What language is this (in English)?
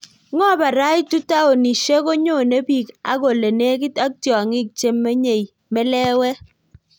Kalenjin